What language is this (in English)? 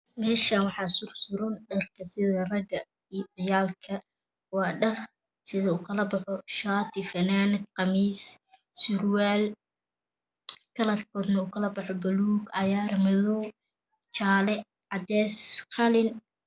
Somali